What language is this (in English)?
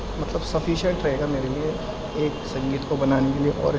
Urdu